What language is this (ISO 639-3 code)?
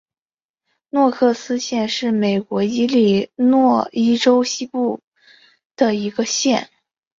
zho